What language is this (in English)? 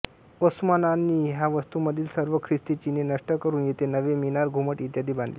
Marathi